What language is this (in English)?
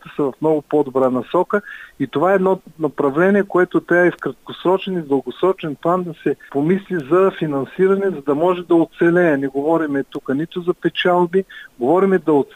Bulgarian